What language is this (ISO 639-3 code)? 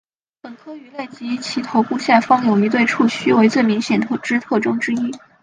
zho